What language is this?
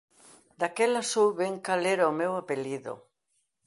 Galician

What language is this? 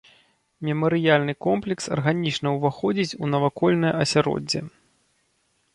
Belarusian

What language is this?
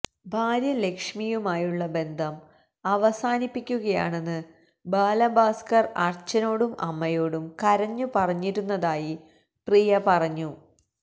Malayalam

